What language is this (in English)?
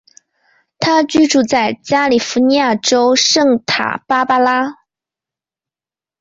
Chinese